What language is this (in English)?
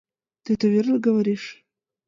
Mari